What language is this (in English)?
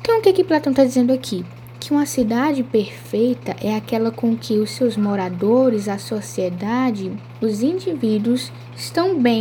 Portuguese